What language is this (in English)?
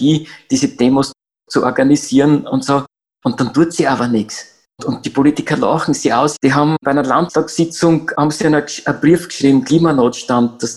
German